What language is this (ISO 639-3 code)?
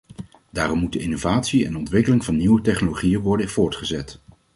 nld